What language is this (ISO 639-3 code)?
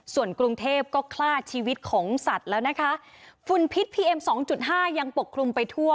tha